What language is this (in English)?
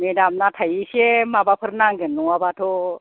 Bodo